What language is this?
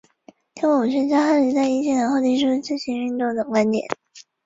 Chinese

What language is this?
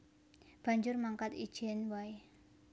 Javanese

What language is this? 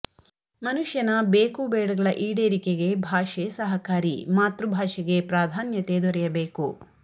Kannada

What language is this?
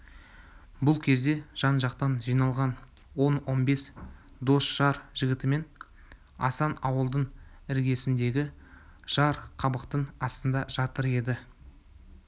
Kazakh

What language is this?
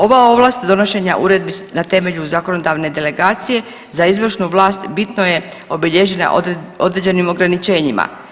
Croatian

